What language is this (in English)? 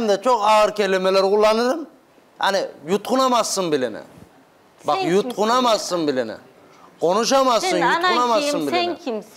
Turkish